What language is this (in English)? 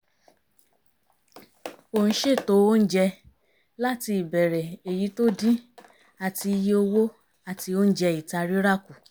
Yoruba